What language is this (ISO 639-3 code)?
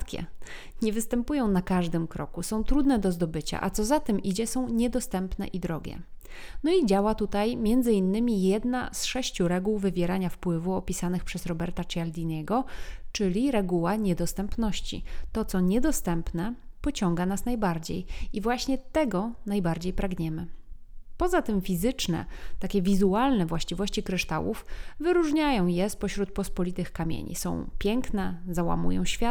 pol